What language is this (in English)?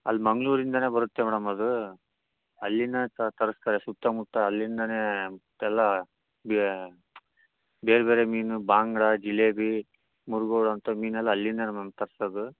Kannada